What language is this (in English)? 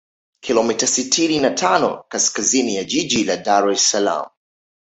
Swahili